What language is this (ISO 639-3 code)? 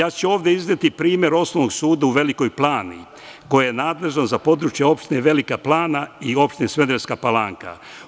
srp